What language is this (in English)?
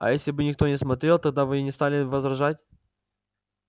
Russian